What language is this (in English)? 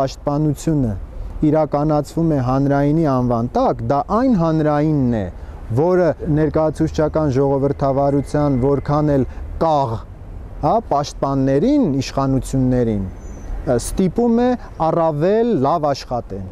Romanian